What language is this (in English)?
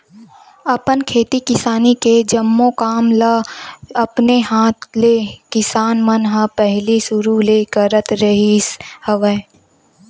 Chhattisgarhi